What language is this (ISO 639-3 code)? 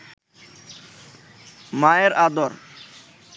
ben